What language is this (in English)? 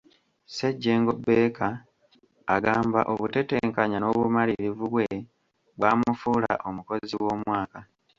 Ganda